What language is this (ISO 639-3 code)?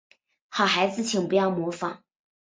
zho